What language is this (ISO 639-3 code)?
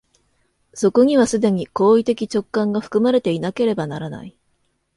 jpn